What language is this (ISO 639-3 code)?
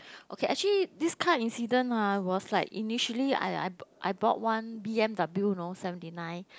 eng